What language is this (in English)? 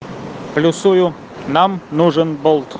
Russian